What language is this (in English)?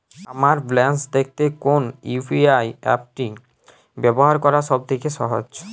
Bangla